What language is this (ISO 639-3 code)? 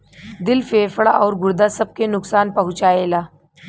bho